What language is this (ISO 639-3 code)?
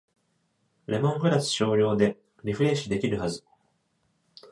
jpn